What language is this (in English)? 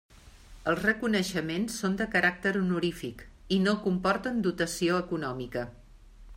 Catalan